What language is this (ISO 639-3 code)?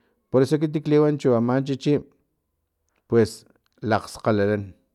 tlp